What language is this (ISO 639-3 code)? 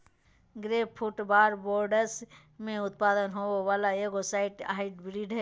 mag